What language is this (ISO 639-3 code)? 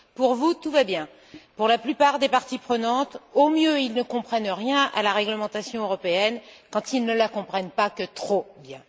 fra